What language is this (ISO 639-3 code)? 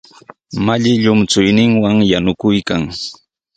qws